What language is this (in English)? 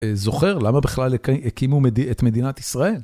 Hebrew